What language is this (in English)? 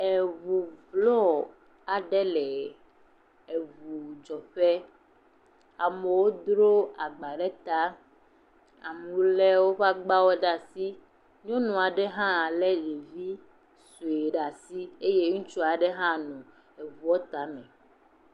Ewe